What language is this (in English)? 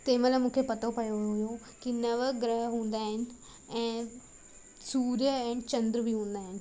Sindhi